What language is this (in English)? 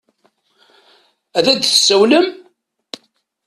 Kabyle